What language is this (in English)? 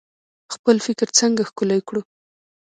Pashto